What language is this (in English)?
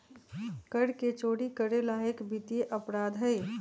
Magahi